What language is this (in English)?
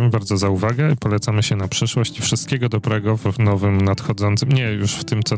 Polish